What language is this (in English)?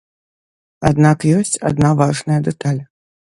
Belarusian